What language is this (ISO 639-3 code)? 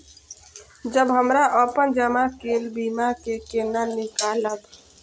mai